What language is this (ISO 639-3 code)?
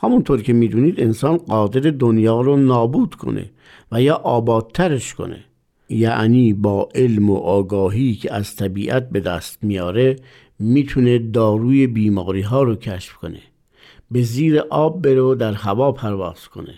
fas